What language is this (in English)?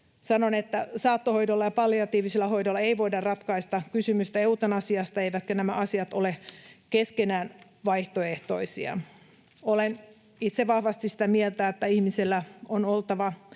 Finnish